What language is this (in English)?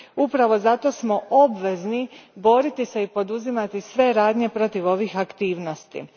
Croatian